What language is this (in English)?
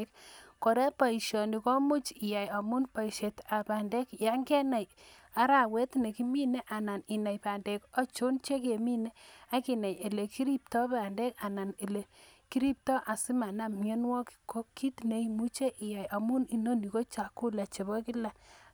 Kalenjin